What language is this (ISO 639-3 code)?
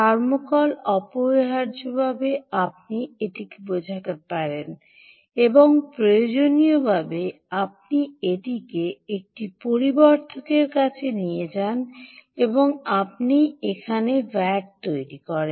ben